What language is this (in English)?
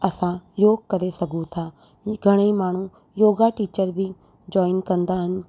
Sindhi